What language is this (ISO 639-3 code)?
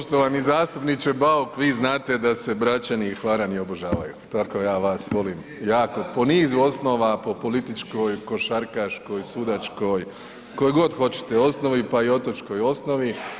hrv